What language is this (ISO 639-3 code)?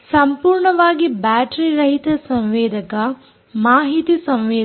kan